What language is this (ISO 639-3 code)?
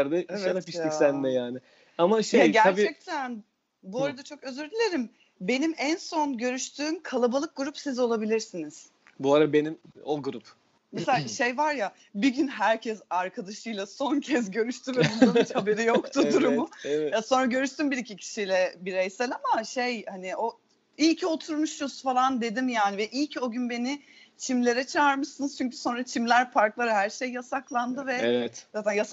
tur